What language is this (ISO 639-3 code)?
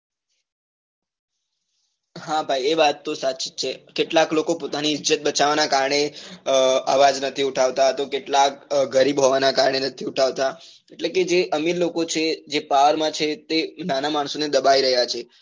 guj